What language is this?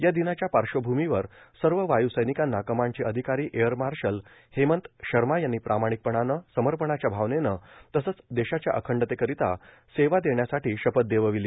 Marathi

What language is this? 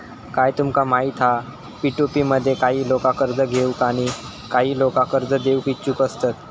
Marathi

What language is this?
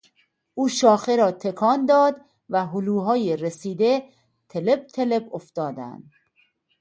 Persian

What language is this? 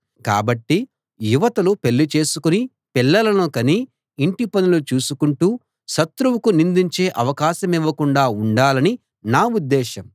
Telugu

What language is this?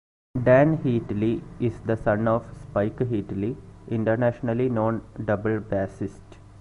English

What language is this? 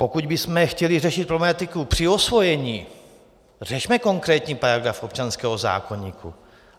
Czech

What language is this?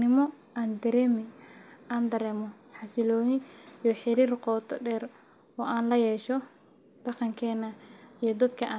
Somali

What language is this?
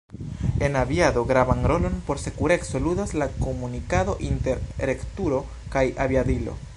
Esperanto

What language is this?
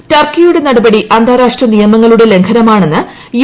Malayalam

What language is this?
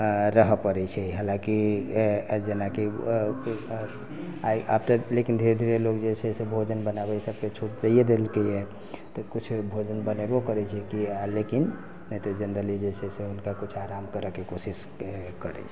Maithili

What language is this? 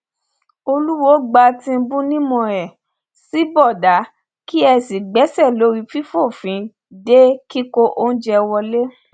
Yoruba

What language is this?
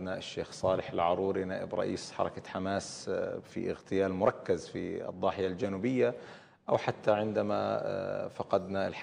Arabic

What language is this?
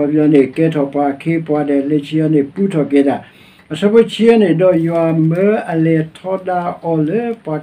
Thai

